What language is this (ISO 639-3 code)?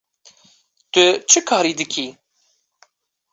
kur